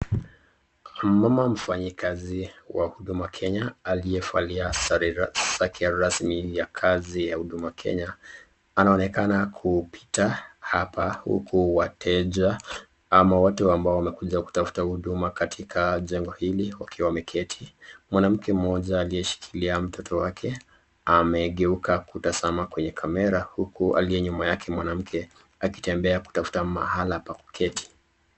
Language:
Swahili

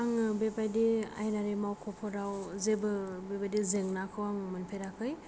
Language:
Bodo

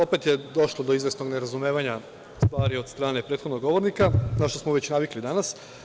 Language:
Serbian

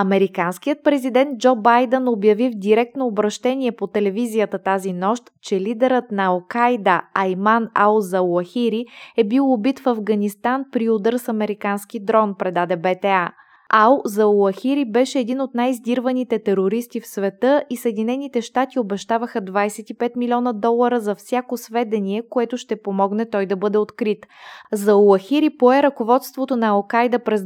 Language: Bulgarian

